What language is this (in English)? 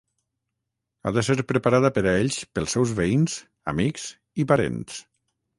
Catalan